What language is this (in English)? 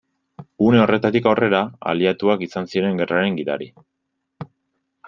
Basque